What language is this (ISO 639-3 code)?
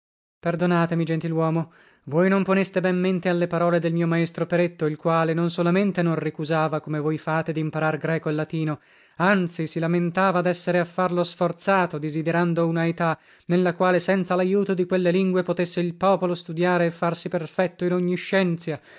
ita